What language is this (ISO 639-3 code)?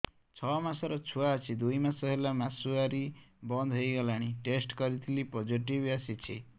ori